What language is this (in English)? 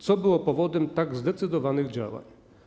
Polish